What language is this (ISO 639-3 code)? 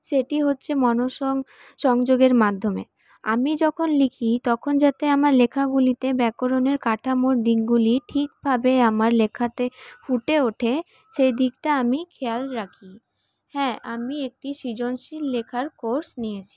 ben